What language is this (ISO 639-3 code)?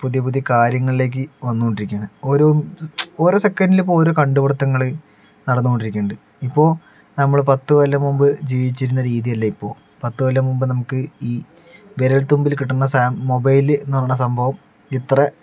mal